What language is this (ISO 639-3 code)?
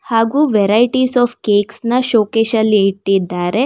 kan